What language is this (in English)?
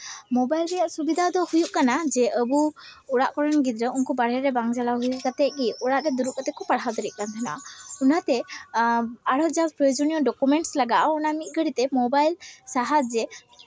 Santali